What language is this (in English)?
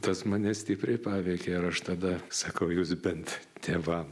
Lithuanian